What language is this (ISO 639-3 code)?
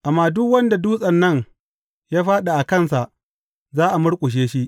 hau